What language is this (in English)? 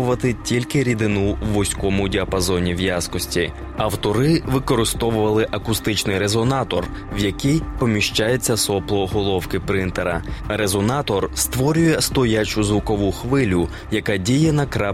Ukrainian